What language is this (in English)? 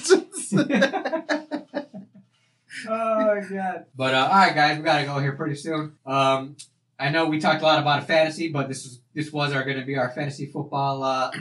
English